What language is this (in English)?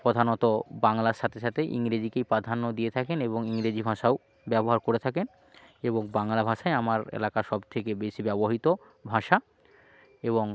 Bangla